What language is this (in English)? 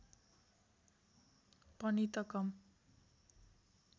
Nepali